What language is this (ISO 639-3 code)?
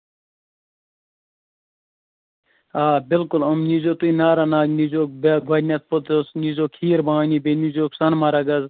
kas